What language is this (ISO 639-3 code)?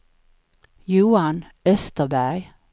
swe